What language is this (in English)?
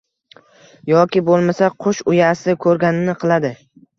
Uzbek